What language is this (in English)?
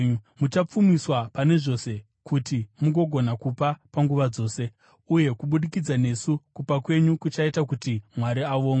Shona